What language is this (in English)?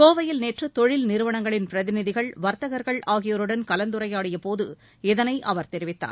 Tamil